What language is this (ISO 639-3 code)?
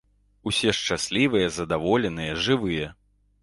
bel